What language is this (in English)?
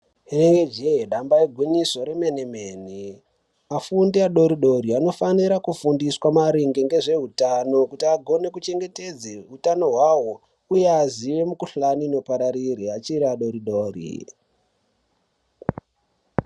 Ndau